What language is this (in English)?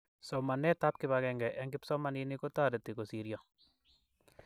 Kalenjin